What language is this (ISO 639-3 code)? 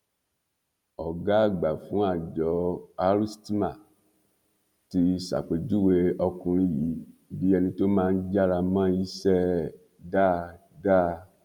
yor